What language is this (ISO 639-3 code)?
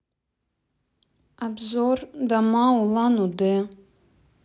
rus